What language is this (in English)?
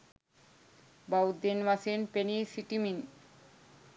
Sinhala